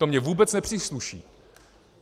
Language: Czech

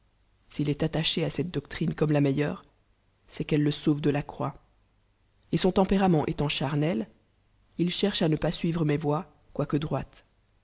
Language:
French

